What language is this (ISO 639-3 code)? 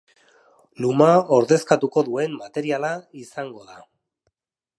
eus